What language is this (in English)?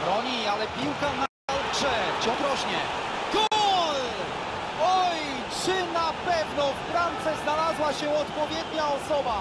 Polish